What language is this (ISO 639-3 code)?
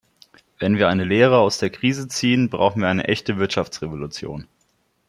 deu